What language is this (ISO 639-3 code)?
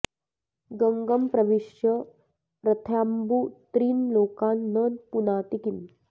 san